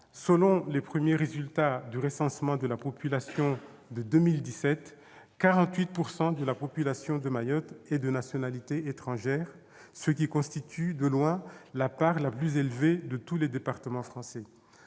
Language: French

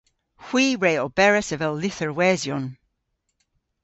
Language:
Cornish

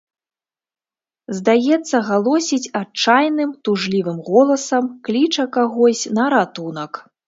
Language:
Belarusian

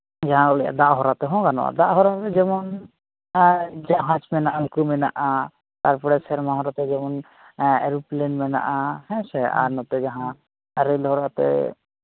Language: Santali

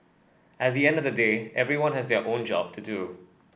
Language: English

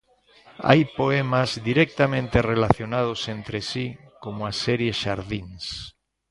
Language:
Galician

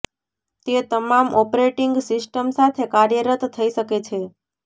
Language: Gujarati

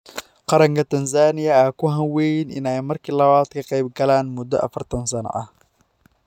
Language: Somali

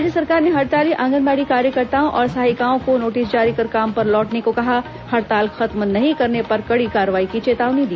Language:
Hindi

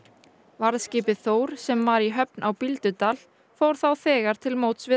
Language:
Icelandic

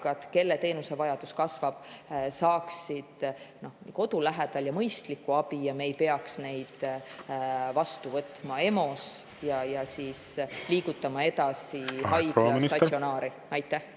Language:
Estonian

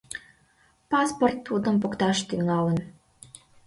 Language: Mari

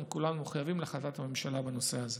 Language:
Hebrew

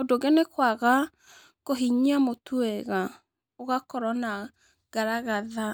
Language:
Kikuyu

